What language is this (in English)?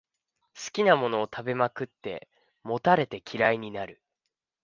Japanese